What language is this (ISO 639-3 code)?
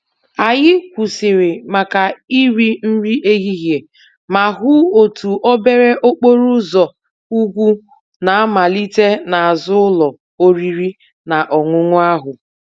ibo